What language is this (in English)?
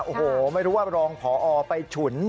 Thai